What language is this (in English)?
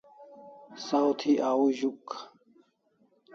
Kalasha